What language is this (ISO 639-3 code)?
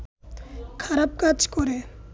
ben